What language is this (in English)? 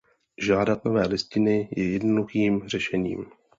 Czech